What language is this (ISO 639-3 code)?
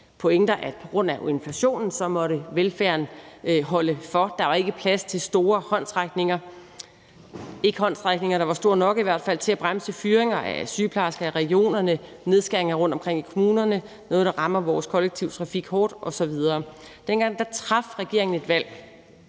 dan